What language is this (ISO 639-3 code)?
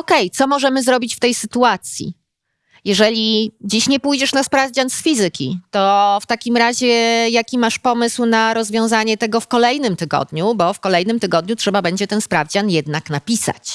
pol